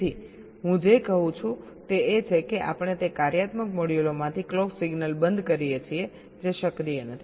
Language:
Gujarati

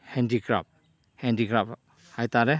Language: Manipuri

